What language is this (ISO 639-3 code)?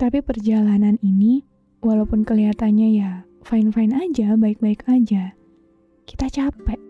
ind